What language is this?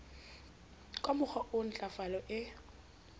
Southern Sotho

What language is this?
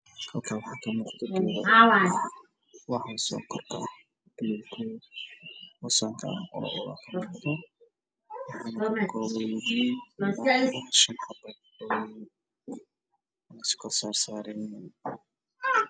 Somali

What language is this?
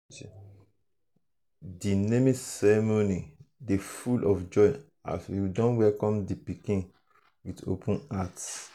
Nigerian Pidgin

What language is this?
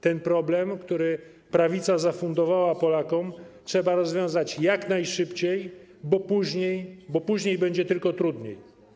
Polish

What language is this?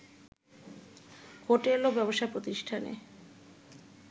Bangla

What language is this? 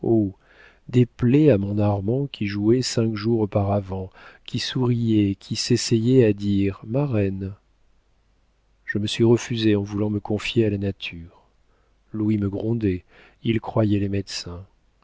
French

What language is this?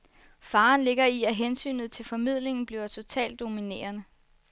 Danish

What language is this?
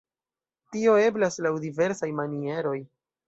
Esperanto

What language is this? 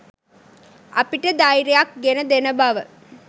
Sinhala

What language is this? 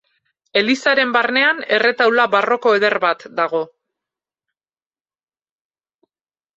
Basque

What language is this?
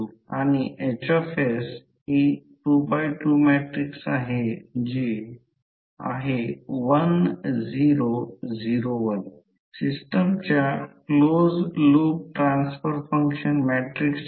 Marathi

